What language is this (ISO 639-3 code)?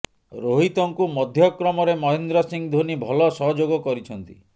ori